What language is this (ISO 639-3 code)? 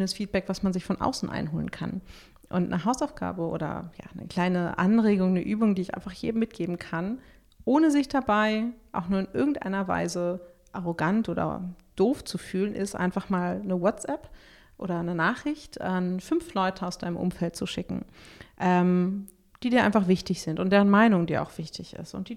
deu